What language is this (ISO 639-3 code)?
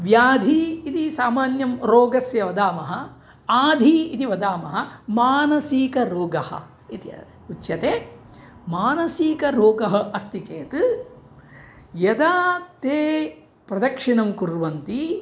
san